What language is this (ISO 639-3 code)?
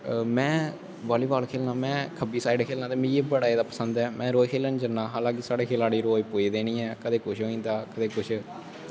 doi